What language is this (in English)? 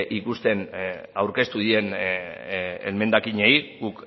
Basque